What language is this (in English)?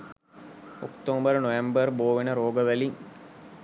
Sinhala